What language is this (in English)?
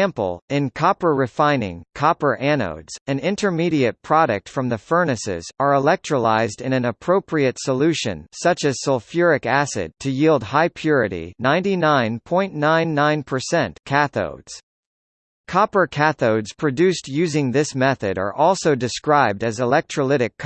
English